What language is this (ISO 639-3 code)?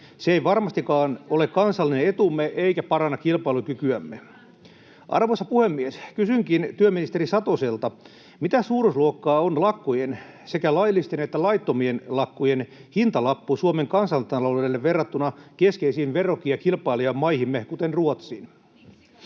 fin